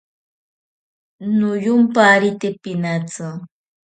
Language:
Ashéninka Perené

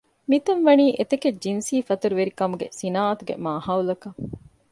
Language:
Divehi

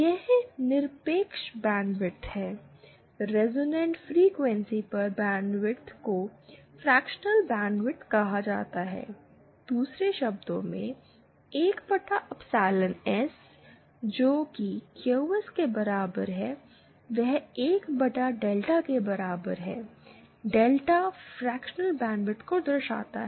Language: Hindi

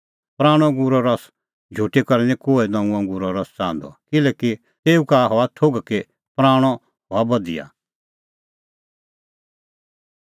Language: Kullu Pahari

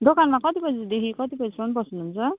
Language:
Nepali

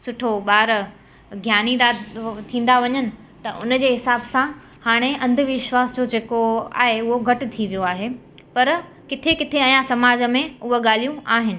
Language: Sindhi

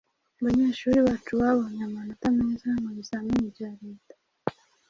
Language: Kinyarwanda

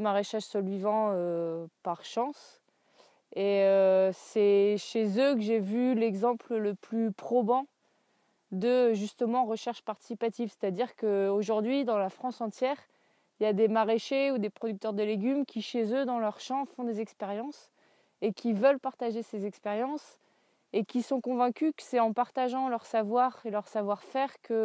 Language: French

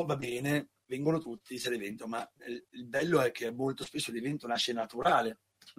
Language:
Italian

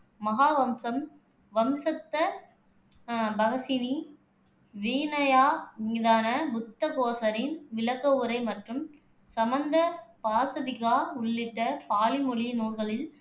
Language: Tamil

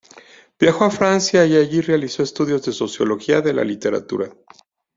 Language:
Spanish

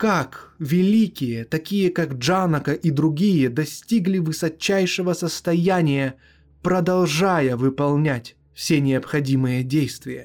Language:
Russian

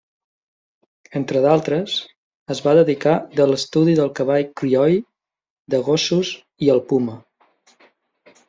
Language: Catalan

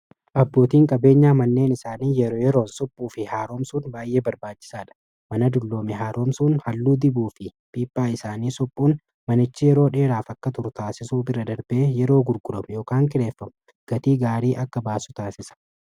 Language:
Oromo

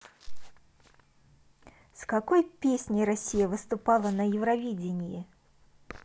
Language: Russian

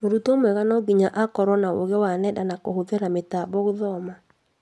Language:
Kikuyu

